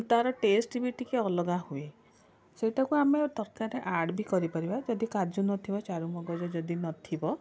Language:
Odia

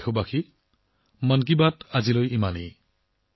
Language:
Assamese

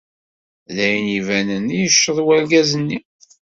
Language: Kabyle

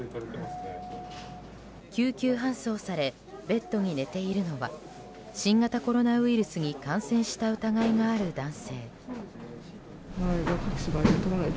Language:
Japanese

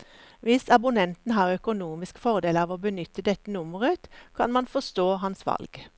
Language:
Norwegian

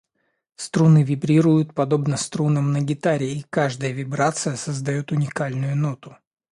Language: Russian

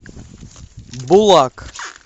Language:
Russian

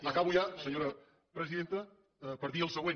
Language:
Catalan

